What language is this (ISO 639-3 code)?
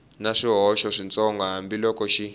tso